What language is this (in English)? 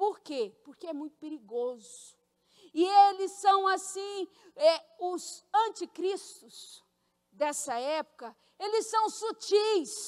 Portuguese